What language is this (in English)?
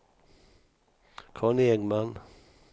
Swedish